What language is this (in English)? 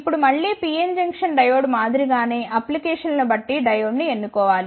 Telugu